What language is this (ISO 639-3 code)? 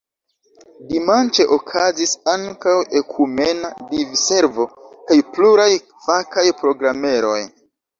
epo